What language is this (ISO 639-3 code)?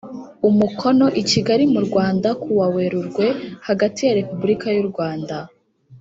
kin